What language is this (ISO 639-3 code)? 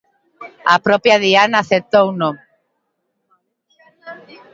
glg